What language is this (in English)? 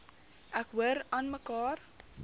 Afrikaans